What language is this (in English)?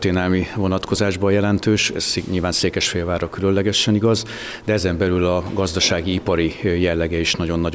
Hungarian